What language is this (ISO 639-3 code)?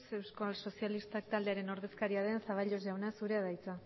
eus